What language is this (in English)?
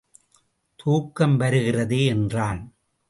Tamil